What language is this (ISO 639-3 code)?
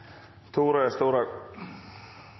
nno